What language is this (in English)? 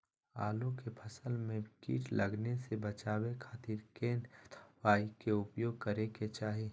Magahi